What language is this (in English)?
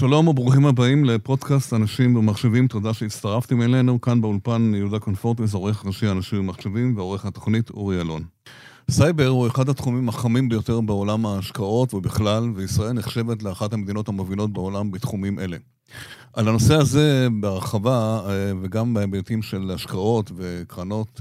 Hebrew